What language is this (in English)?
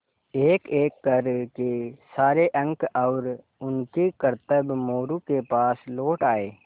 Hindi